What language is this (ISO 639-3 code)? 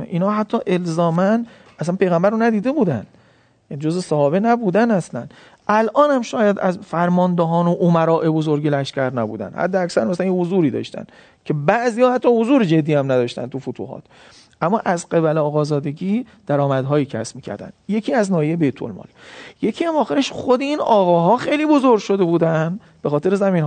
fas